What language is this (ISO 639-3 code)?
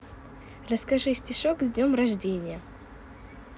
rus